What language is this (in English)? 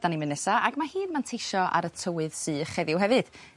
Welsh